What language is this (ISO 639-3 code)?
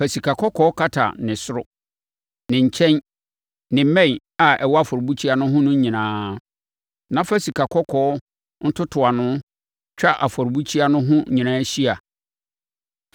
aka